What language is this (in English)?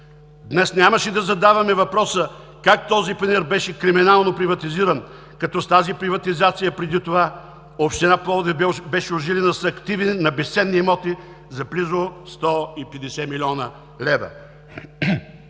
Bulgarian